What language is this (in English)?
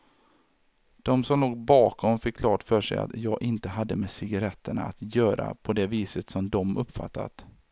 Swedish